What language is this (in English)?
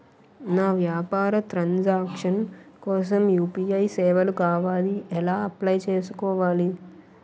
Telugu